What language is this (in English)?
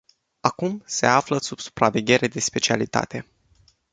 Romanian